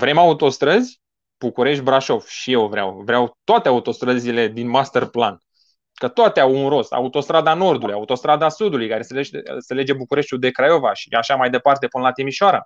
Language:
Romanian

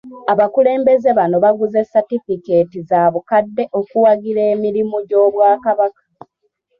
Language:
Ganda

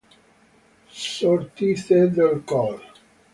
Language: Italian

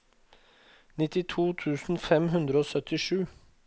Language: Norwegian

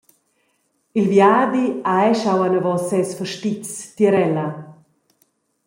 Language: Romansh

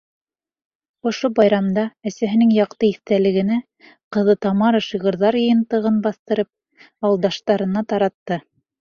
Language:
Bashkir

